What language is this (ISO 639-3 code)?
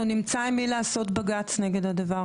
heb